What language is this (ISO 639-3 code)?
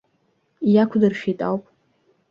abk